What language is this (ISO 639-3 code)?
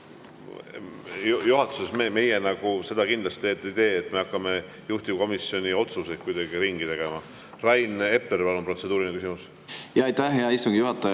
est